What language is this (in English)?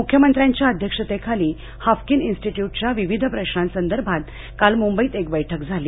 Marathi